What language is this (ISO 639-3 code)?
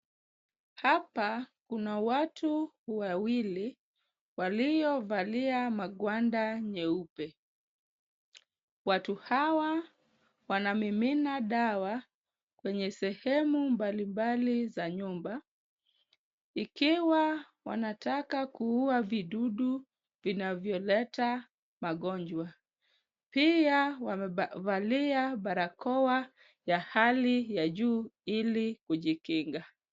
swa